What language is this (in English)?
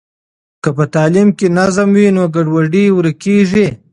Pashto